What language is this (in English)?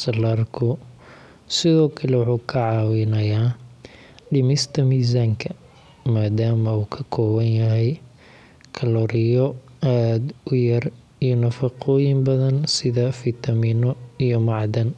Somali